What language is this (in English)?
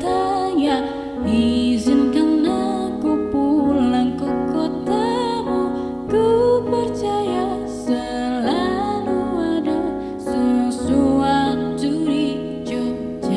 Indonesian